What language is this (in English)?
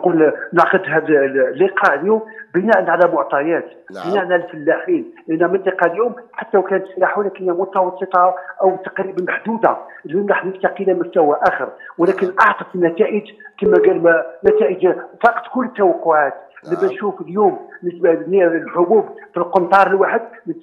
Arabic